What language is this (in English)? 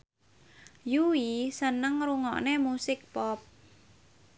Javanese